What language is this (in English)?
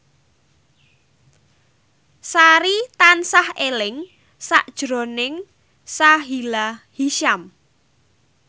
Javanese